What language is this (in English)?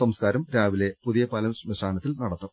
Malayalam